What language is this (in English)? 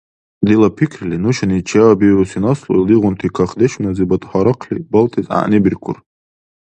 Dargwa